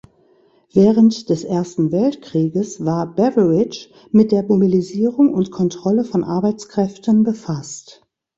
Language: German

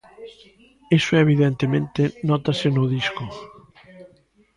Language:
Galician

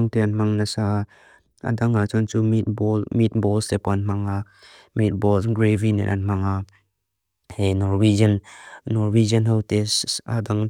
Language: Mizo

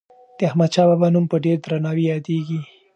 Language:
Pashto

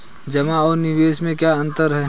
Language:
Hindi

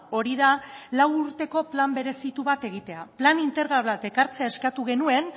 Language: Basque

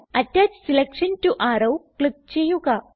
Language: Malayalam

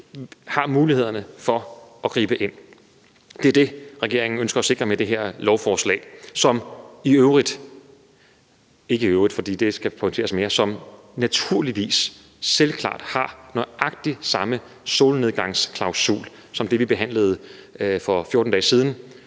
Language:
Danish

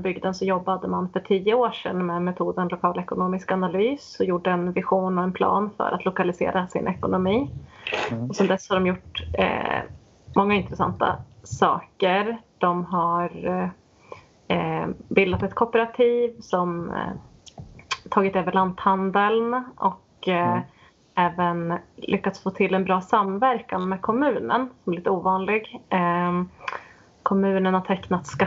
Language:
Swedish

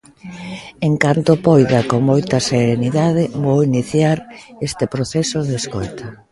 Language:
Galician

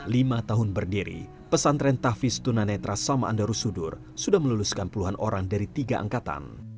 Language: Indonesian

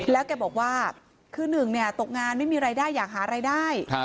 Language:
Thai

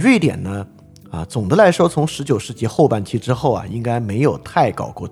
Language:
Chinese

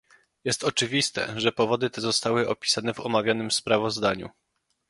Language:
Polish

